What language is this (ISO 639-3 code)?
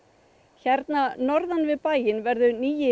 isl